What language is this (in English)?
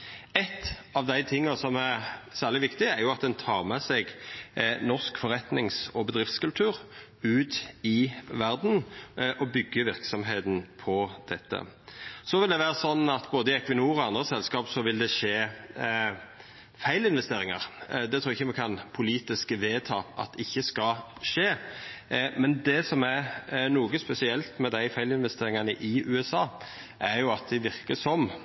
Norwegian Nynorsk